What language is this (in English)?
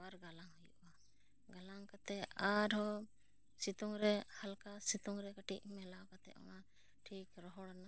Santali